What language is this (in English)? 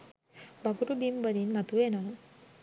Sinhala